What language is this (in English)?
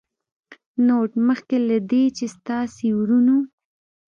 Pashto